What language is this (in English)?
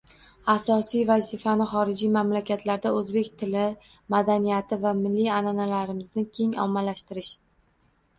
Uzbek